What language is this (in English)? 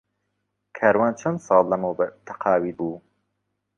Central Kurdish